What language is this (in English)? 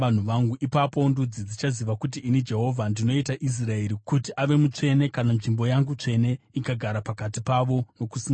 Shona